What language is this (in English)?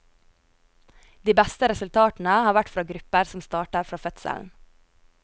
Norwegian